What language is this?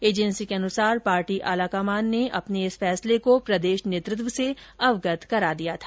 Hindi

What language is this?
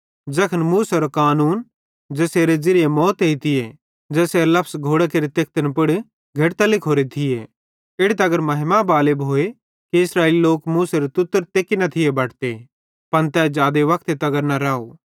Bhadrawahi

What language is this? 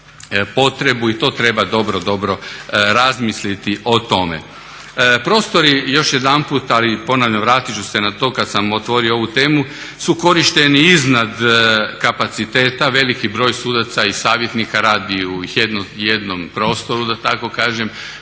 Croatian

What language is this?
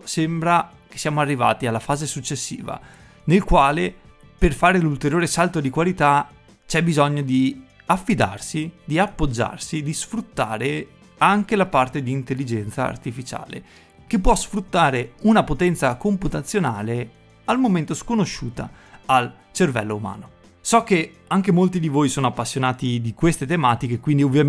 Italian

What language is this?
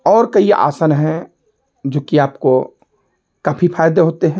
Hindi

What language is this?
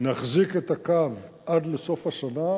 Hebrew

